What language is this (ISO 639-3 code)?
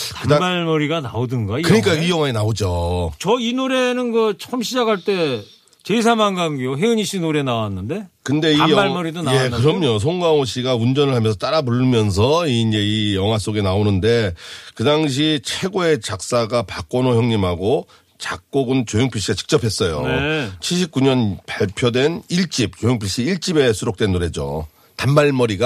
kor